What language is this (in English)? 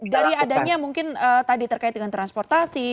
Indonesian